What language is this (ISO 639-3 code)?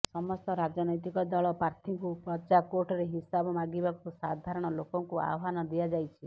ori